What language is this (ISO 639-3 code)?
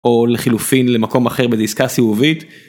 heb